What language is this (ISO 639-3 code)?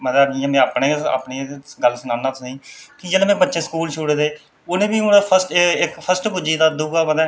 doi